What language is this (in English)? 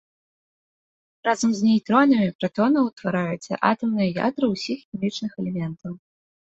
Belarusian